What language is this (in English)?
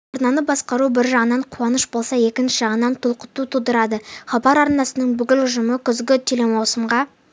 Kazakh